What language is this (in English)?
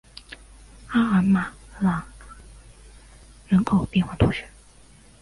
Chinese